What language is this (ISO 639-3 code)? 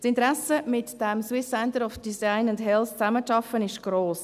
gsw